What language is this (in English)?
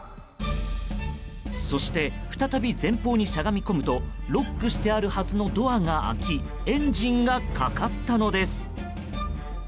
Japanese